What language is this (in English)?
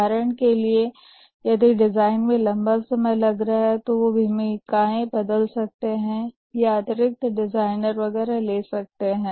Hindi